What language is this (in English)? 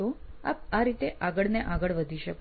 Gujarati